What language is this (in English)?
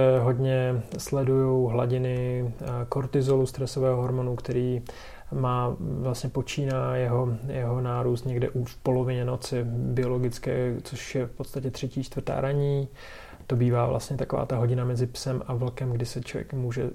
Czech